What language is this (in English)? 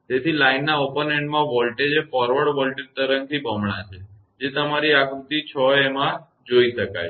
Gujarati